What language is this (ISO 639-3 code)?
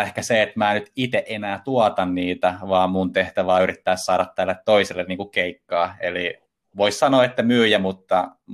fin